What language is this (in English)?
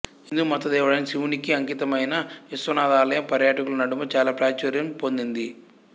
Telugu